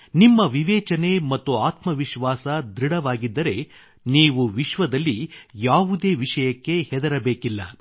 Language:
Kannada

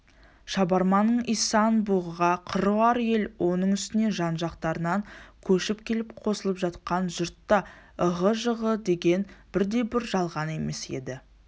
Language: Kazakh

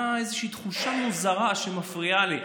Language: Hebrew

